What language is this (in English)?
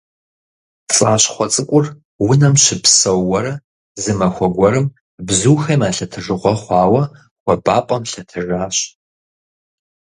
Kabardian